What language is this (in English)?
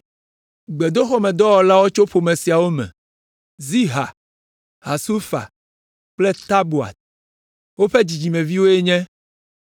Ewe